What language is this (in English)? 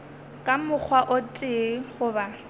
Northern Sotho